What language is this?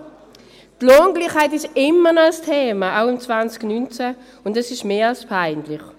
Swiss German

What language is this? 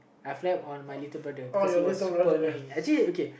English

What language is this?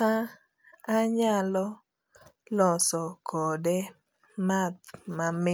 Luo (Kenya and Tanzania)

